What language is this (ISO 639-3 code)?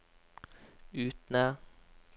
nor